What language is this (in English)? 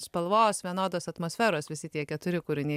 Lithuanian